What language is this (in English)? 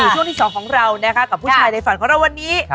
Thai